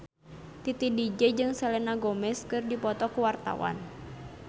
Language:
Sundanese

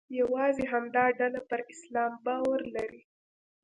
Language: Pashto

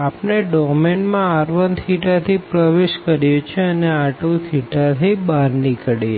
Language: Gujarati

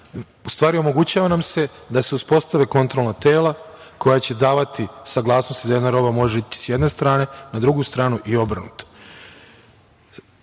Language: Serbian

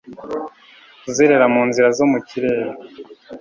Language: Kinyarwanda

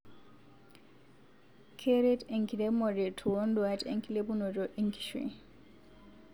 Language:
Masai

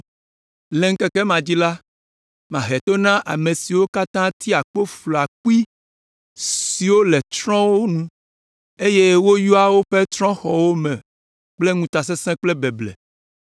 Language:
Ewe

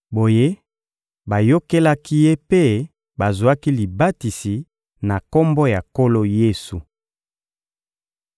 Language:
Lingala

